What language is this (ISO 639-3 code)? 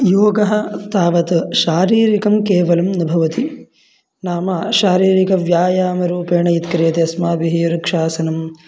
san